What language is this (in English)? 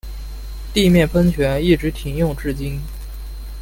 Chinese